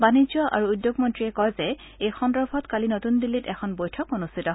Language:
Assamese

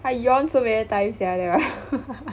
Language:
English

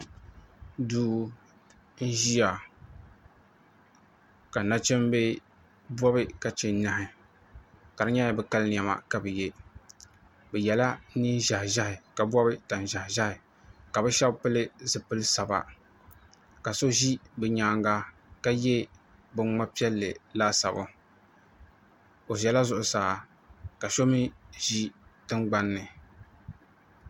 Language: Dagbani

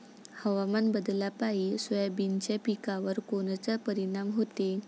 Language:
Marathi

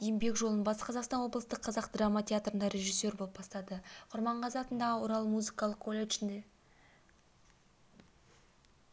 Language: Kazakh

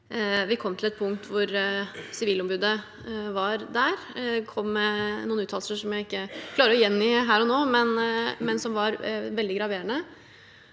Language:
Norwegian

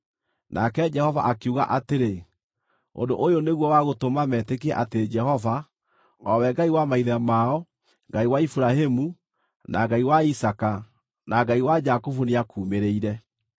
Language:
Kikuyu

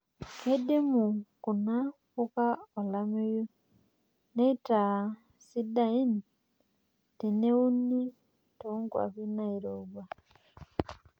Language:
Masai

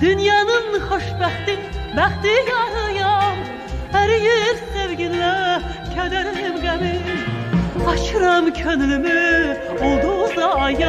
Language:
Turkish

